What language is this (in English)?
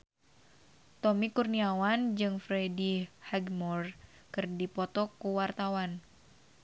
Sundanese